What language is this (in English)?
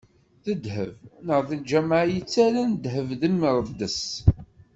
Kabyle